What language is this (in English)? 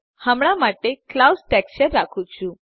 Gujarati